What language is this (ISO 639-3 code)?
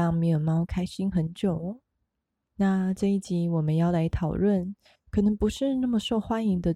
zho